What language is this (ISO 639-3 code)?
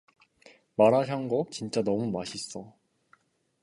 kor